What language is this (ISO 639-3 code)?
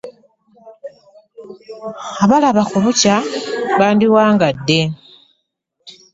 lug